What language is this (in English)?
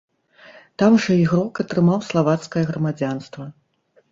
Belarusian